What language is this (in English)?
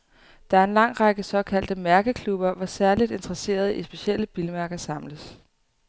Danish